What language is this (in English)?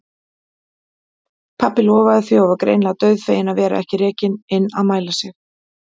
Icelandic